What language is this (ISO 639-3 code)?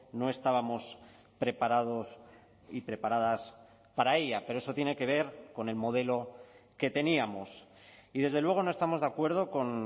spa